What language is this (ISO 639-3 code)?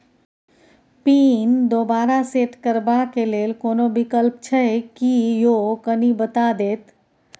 mai